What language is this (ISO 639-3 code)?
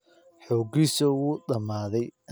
som